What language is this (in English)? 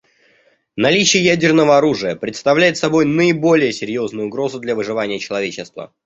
Russian